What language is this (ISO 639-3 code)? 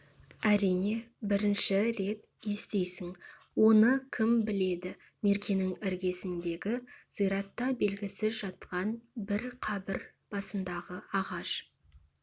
kaz